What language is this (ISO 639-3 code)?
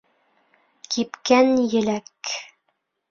bak